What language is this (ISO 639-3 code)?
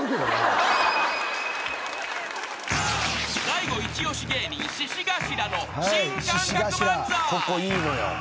jpn